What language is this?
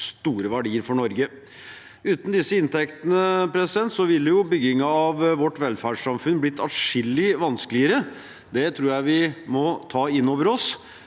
Norwegian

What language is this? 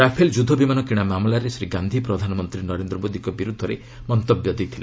Odia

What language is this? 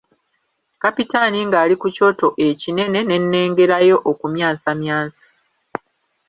Ganda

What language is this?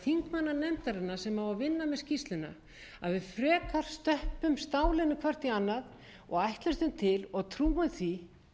Icelandic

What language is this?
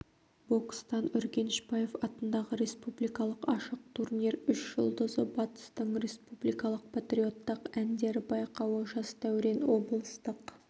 Kazakh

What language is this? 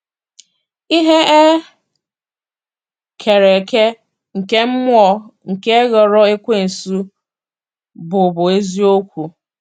Igbo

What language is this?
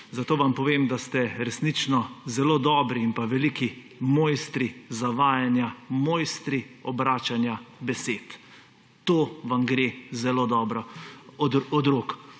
Slovenian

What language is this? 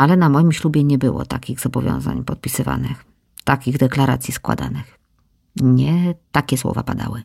Polish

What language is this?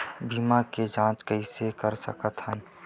Chhattisgarhi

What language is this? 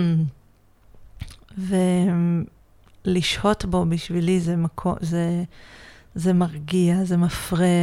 Hebrew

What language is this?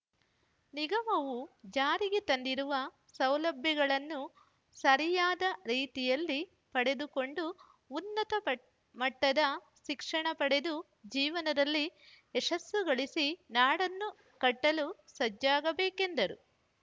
Kannada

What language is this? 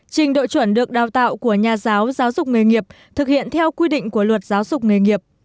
Vietnamese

